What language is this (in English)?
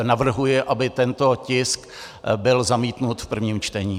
Czech